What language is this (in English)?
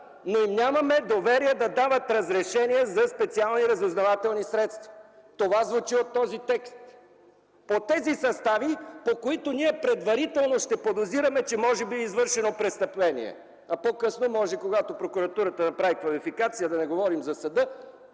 Bulgarian